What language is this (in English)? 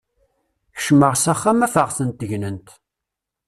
Kabyle